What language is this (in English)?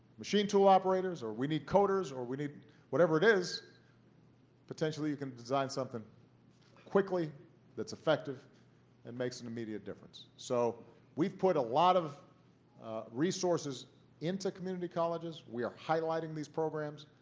English